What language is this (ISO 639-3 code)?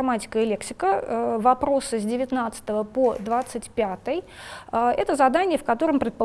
rus